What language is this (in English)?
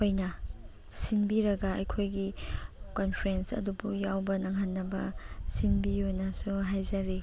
Manipuri